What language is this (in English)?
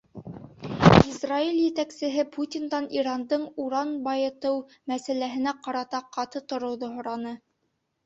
Bashkir